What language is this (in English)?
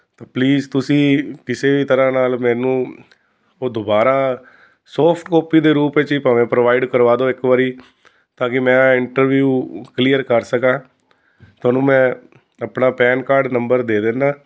Punjabi